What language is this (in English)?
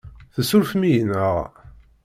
Kabyle